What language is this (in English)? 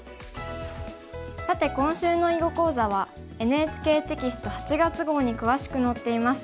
Japanese